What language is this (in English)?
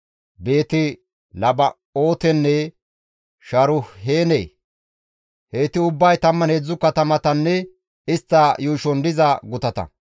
Gamo